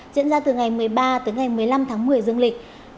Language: Vietnamese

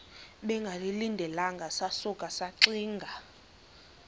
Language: Xhosa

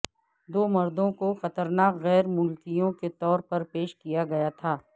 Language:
Urdu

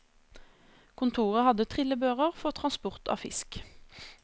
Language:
Norwegian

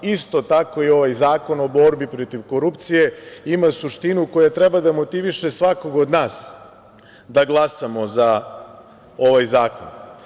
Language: Serbian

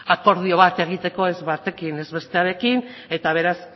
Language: Basque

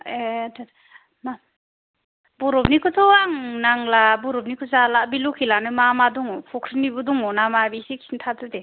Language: Bodo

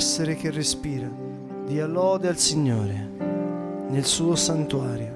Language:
Italian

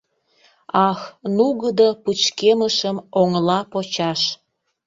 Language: Mari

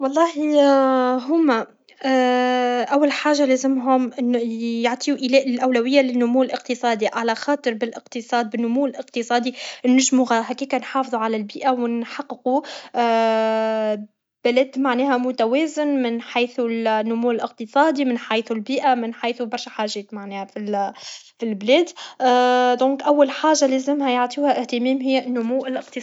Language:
Tunisian Arabic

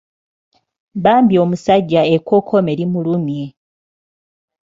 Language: Ganda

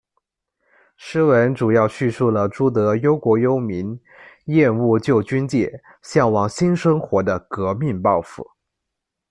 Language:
Chinese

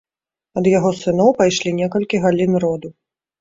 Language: Belarusian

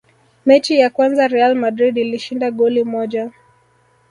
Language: Swahili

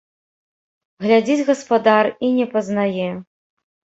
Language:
Belarusian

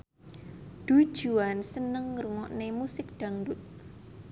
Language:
Javanese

